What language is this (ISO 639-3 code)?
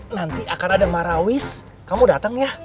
ind